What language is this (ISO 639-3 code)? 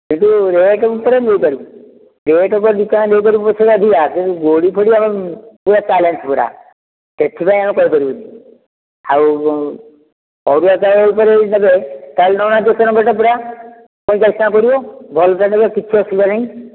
ori